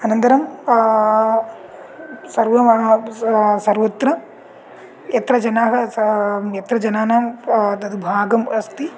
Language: Sanskrit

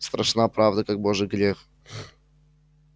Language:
Russian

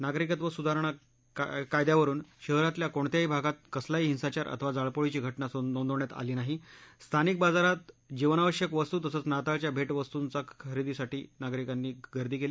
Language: Marathi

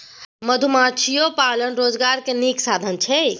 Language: Maithili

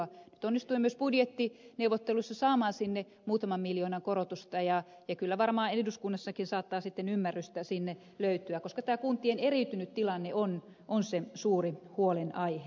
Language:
Finnish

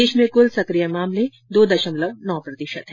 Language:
Hindi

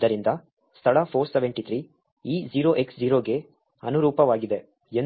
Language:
Kannada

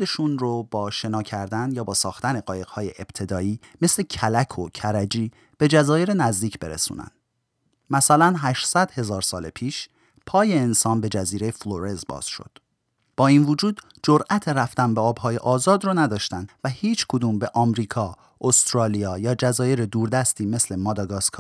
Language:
Persian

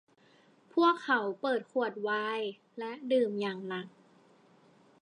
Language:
Thai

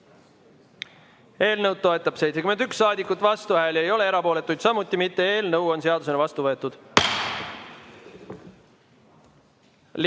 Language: Estonian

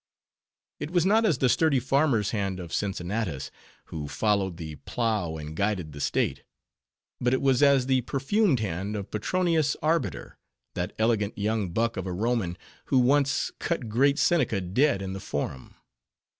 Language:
English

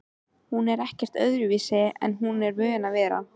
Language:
Icelandic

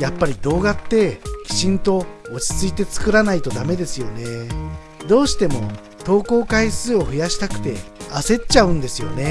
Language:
Japanese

